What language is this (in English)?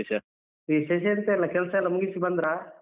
Kannada